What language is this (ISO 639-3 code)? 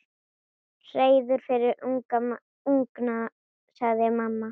isl